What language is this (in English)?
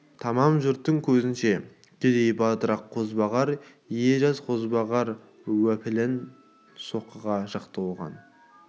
Kazakh